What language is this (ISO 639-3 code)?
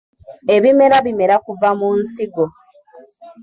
lug